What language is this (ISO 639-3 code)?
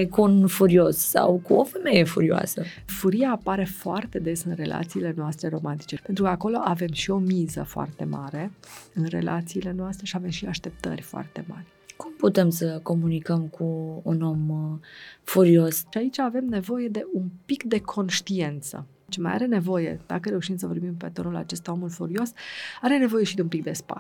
ron